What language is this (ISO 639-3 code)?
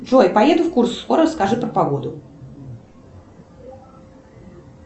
rus